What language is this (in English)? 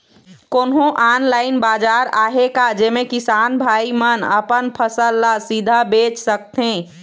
Chhattisgarhi